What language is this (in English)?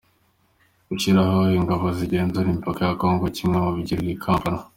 Kinyarwanda